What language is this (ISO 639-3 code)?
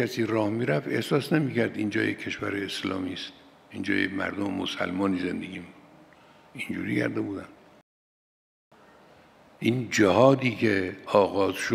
fas